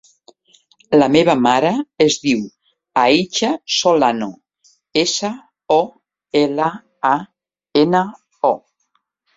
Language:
Catalan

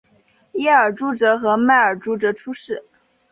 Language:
Chinese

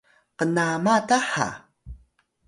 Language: Atayal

